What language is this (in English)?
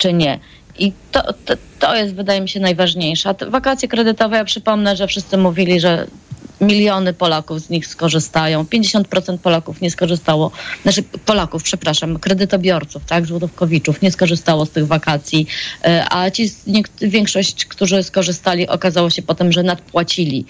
Polish